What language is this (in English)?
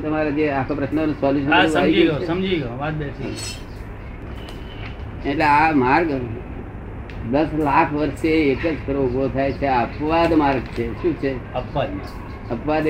Gujarati